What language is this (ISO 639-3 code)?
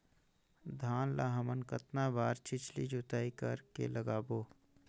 hne